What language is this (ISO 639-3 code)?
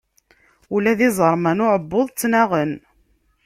kab